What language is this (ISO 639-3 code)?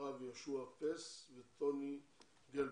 heb